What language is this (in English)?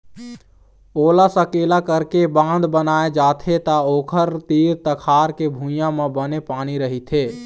Chhattisgarhi